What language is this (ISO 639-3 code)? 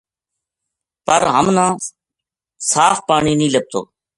gju